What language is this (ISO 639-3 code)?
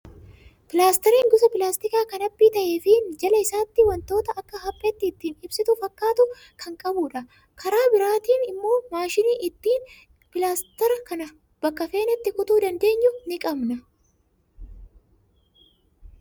orm